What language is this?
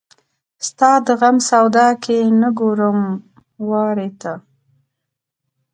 Pashto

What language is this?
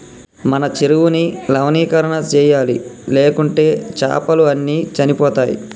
Telugu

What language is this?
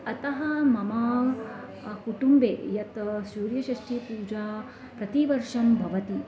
Sanskrit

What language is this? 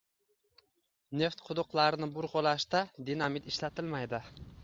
Uzbek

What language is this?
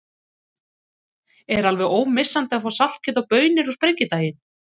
Icelandic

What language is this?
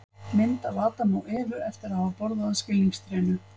Icelandic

